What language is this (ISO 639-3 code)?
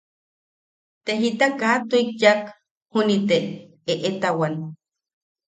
yaq